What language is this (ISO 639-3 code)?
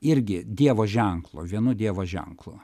lit